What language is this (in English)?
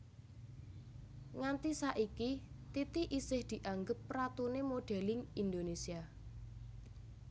Javanese